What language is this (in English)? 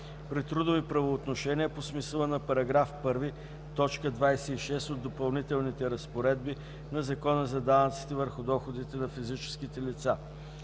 Bulgarian